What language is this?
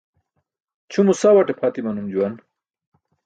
Burushaski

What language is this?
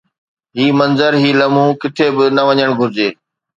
Sindhi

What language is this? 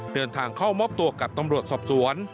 Thai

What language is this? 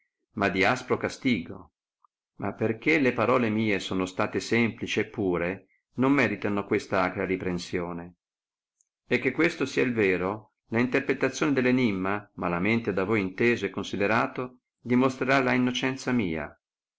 Italian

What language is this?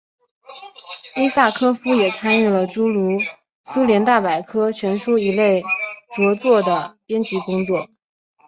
Chinese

